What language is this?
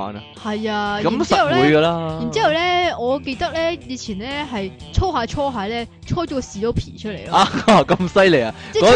Chinese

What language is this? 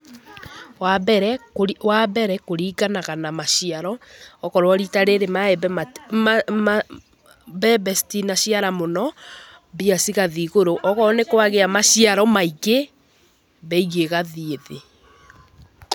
Kikuyu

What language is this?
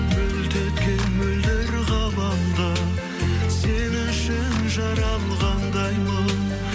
Kazakh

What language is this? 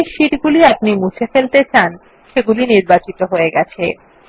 Bangla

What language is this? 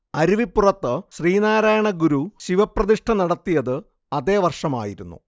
Malayalam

